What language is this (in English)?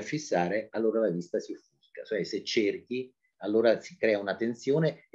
Italian